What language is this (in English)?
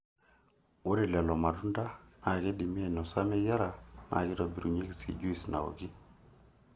Masai